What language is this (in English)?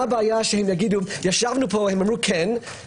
Hebrew